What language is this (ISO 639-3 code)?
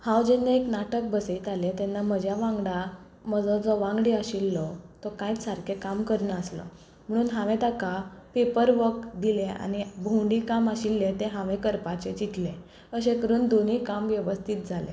kok